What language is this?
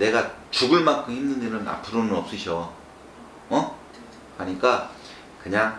Korean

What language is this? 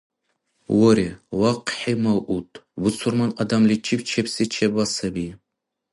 Dargwa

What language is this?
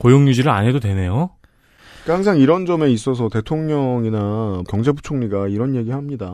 Korean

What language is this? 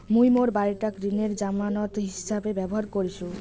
Bangla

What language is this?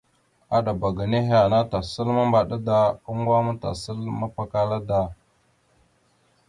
Mada (Cameroon)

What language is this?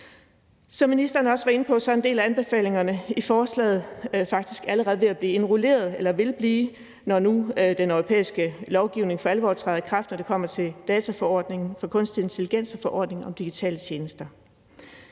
Danish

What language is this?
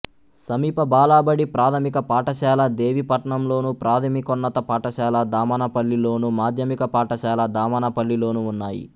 Telugu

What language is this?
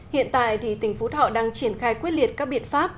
Vietnamese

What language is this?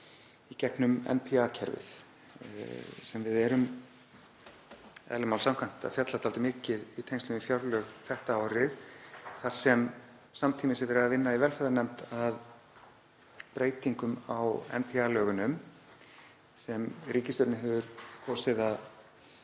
Icelandic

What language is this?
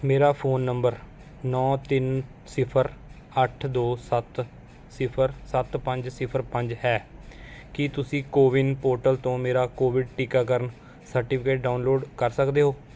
Punjabi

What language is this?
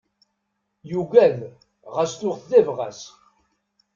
Kabyle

